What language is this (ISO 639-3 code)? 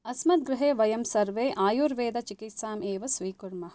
san